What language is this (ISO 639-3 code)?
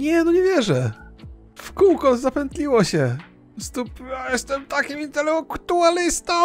pol